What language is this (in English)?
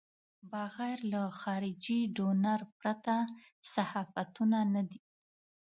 Pashto